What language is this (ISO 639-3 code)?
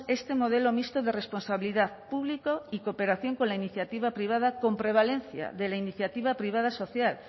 spa